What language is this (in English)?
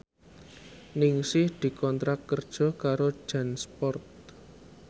Javanese